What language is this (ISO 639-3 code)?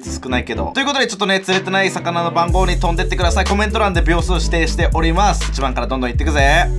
jpn